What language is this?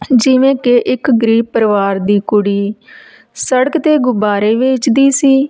Punjabi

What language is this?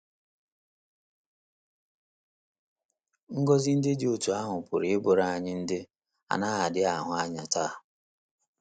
Igbo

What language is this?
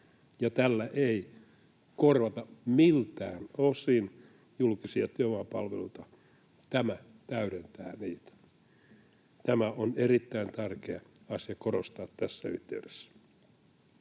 Finnish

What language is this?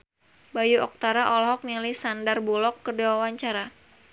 Sundanese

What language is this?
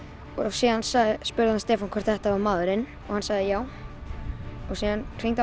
Icelandic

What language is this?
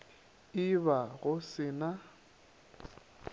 Northern Sotho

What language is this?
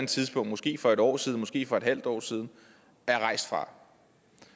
Danish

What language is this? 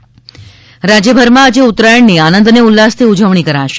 Gujarati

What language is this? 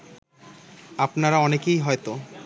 Bangla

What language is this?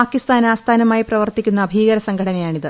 Malayalam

